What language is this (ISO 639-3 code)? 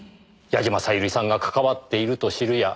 jpn